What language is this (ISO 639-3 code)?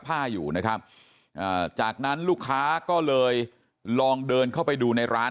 tha